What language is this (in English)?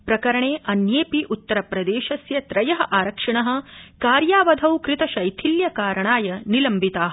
Sanskrit